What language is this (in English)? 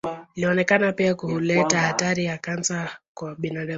Swahili